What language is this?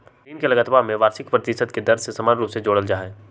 Magahi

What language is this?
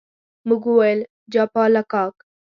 Pashto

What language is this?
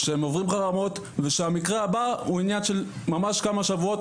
Hebrew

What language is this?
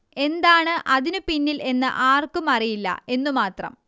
Malayalam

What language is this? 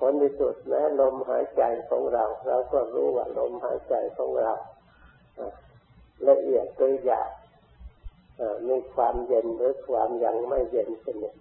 Thai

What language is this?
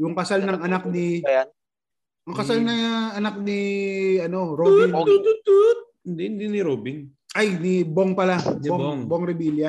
Filipino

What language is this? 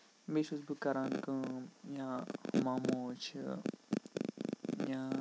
Kashmiri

